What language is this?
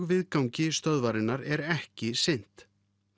Icelandic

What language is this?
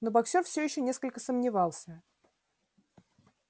Russian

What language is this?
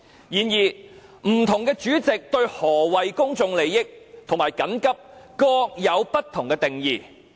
Cantonese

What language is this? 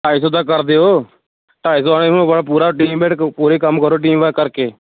Punjabi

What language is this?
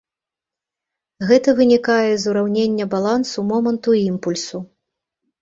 Belarusian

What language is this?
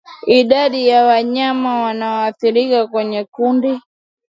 Swahili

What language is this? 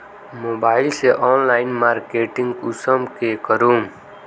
Magahi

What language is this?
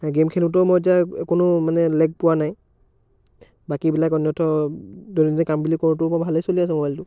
Assamese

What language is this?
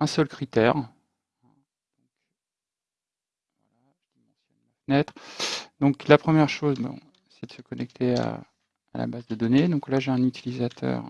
French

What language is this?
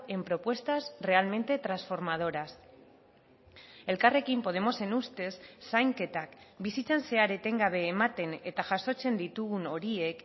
Basque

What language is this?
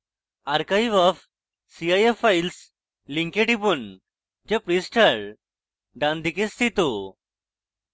Bangla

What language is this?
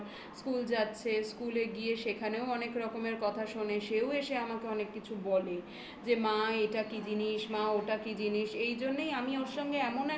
Bangla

